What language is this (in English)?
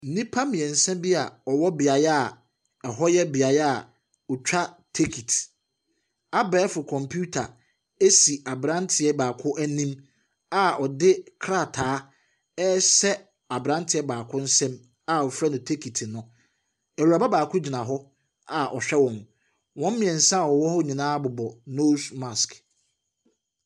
Akan